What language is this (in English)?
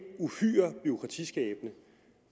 Danish